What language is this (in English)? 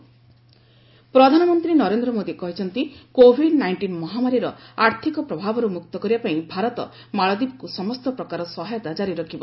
Odia